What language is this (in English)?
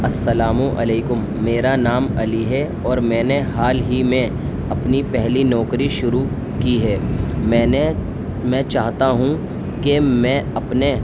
Urdu